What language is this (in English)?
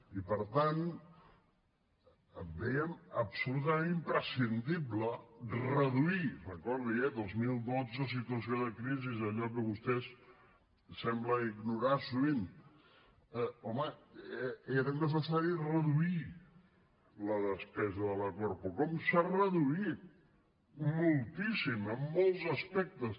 Catalan